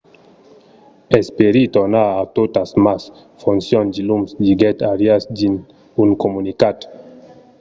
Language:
Occitan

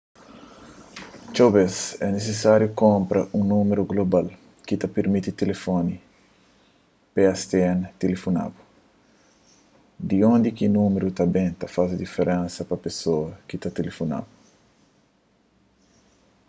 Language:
Kabuverdianu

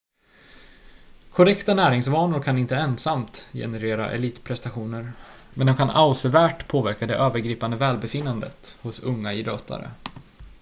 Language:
Swedish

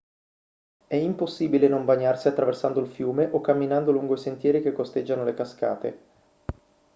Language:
Italian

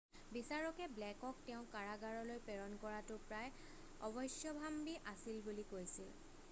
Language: Assamese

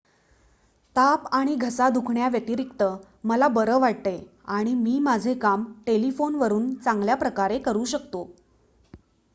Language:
Marathi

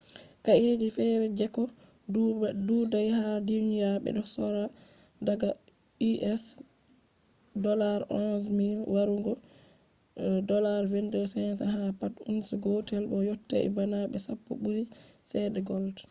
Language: Fula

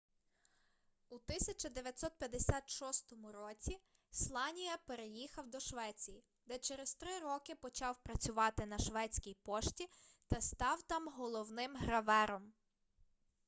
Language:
Ukrainian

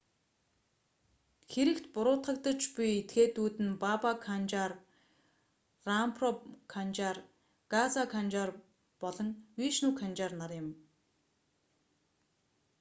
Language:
Mongolian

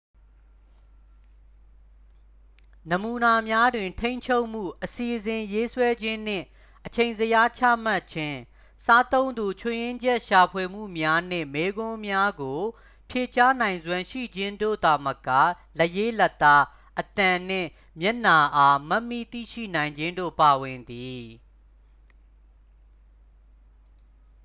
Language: Burmese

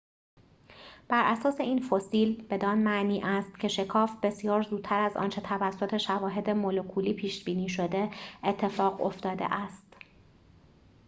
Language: Persian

